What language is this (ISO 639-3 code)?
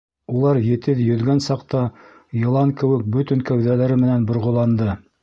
bak